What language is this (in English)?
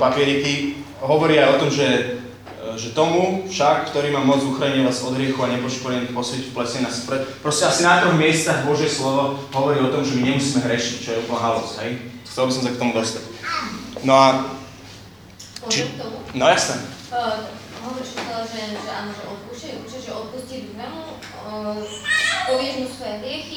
Slovak